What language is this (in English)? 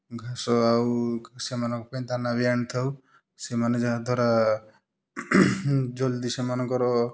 Odia